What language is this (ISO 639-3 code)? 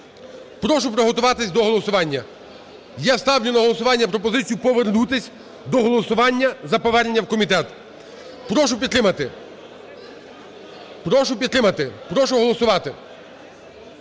ukr